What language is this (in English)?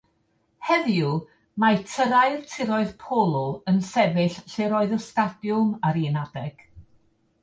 Welsh